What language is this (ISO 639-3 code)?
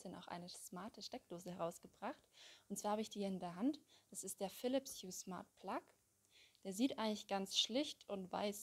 deu